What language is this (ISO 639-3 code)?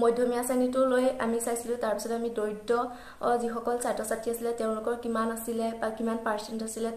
ind